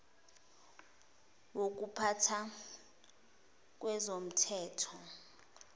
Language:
Zulu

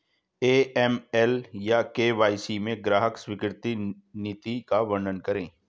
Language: Hindi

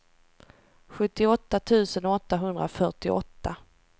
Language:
Swedish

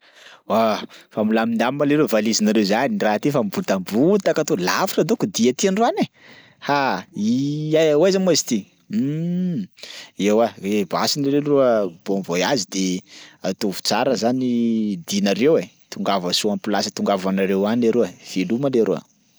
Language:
Sakalava Malagasy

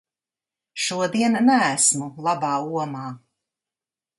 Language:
Latvian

